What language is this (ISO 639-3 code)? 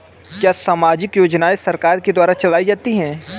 hin